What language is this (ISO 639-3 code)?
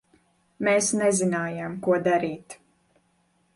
lav